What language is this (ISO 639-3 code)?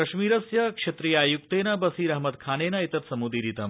san